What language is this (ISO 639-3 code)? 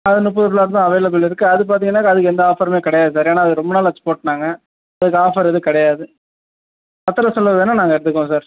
tam